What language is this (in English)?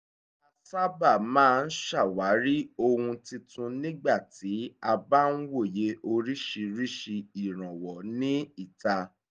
Yoruba